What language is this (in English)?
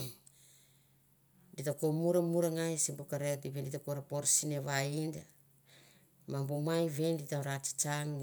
Mandara